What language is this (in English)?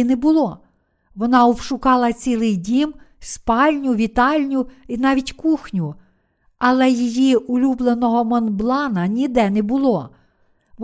Ukrainian